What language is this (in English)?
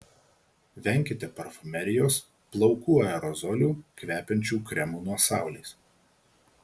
Lithuanian